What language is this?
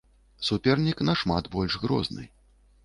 Belarusian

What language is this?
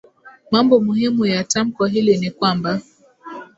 Swahili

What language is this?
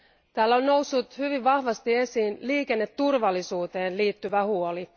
Finnish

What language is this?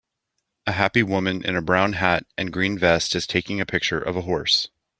English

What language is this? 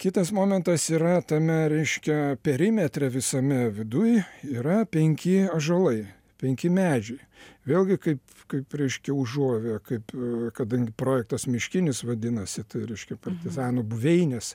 Lithuanian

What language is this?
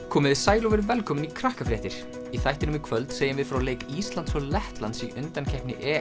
Icelandic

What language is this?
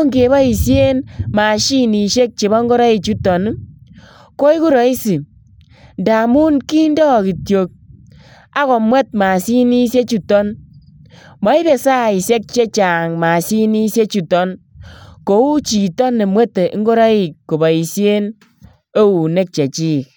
Kalenjin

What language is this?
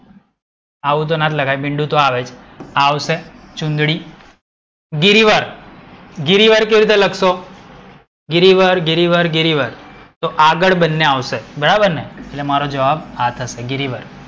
Gujarati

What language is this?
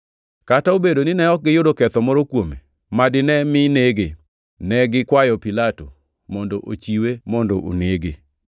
Luo (Kenya and Tanzania)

